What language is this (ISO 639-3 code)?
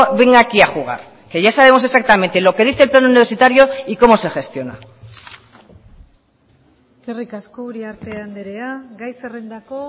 spa